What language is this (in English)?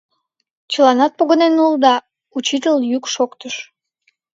Mari